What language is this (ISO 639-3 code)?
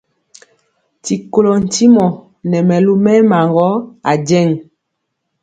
mcx